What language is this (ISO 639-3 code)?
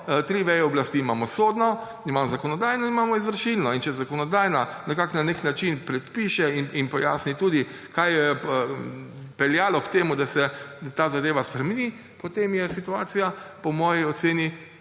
slv